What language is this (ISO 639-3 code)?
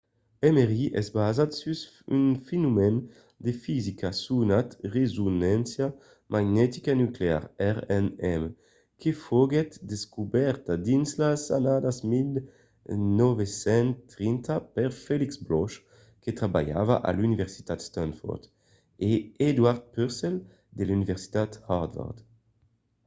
oci